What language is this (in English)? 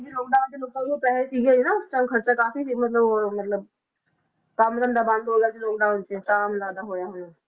Punjabi